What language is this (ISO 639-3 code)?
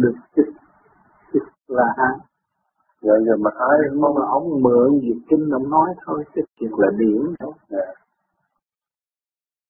vie